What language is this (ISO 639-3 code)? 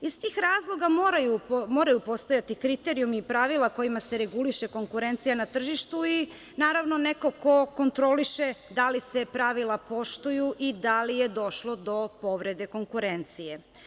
srp